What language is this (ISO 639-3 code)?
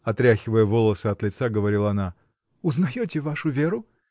rus